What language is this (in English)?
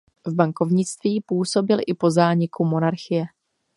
Czech